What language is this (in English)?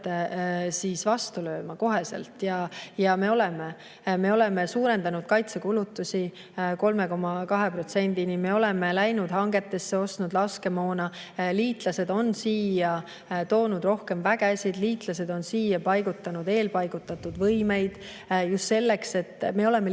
Estonian